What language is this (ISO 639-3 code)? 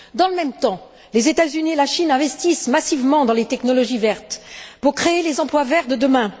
fra